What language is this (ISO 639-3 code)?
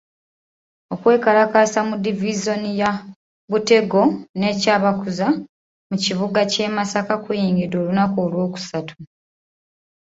lug